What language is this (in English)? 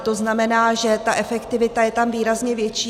Czech